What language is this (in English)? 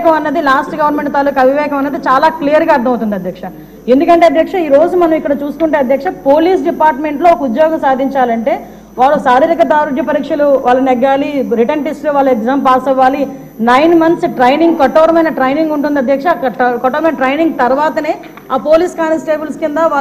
Telugu